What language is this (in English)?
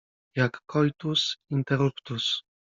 Polish